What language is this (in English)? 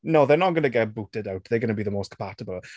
English